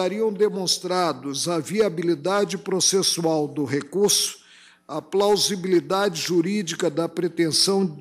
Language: Portuguese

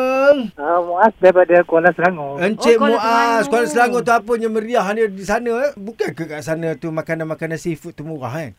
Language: Malay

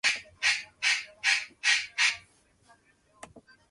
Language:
Spanish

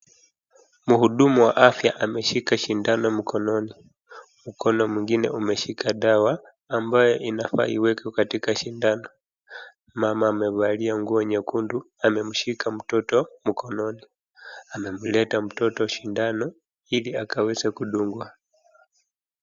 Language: Swahili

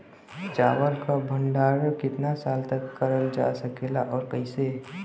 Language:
Bhojpuri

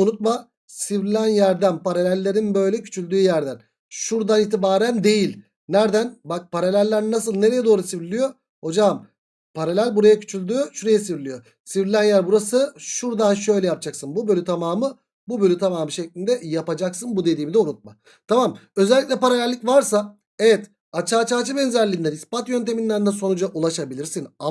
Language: Turkish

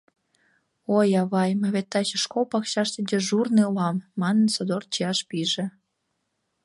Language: Mari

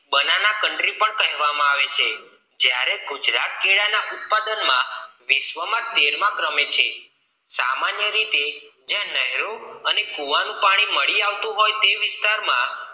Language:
Gujarati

